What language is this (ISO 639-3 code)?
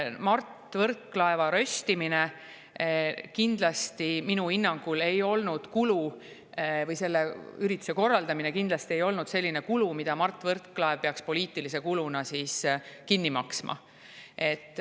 est